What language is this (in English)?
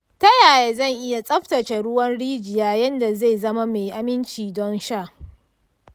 Hausa